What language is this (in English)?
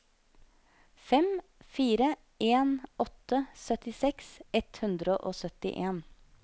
Norwegian